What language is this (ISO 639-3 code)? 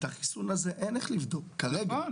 heb